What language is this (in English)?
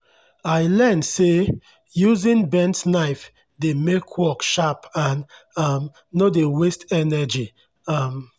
Nigerian Pidgin